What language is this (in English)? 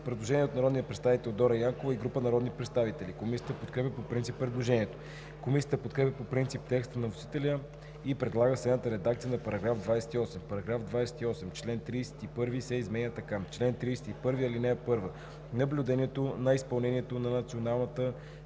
Bulgarian